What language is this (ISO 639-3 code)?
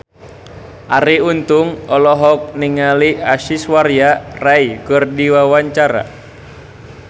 sun